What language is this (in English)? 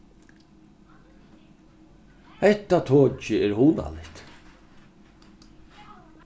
Faroese